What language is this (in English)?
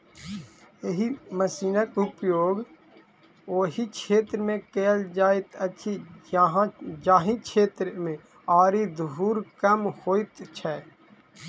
Maithili